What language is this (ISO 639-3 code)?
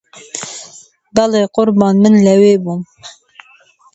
ckb